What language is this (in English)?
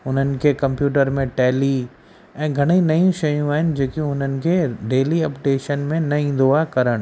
Sindhi